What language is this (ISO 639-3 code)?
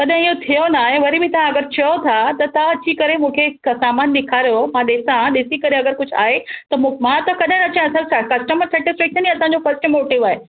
snd